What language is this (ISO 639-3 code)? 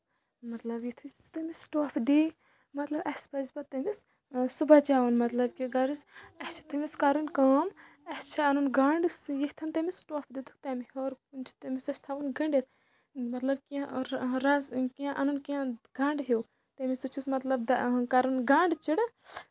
kas